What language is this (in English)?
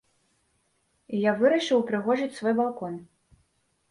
Belarusian